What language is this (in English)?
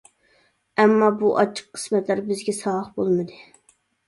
Uyghur